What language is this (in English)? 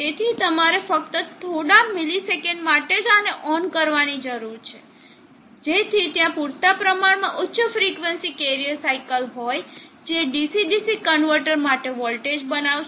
Gujarati